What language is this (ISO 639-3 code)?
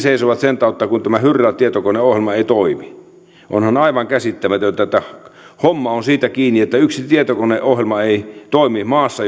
fin